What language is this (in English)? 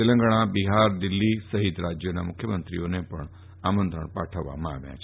Gujarati